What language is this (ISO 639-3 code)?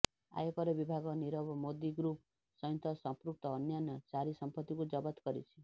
ori